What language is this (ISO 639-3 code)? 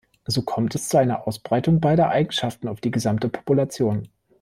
deu